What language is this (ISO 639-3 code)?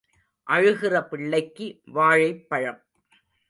tam